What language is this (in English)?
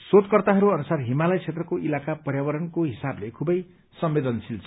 Nepali